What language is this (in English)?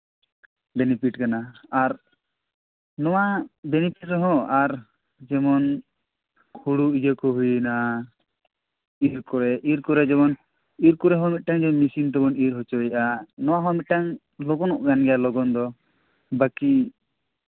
Santali